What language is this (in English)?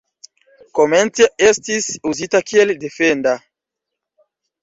Esperanto